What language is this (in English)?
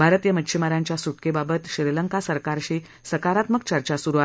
Marathi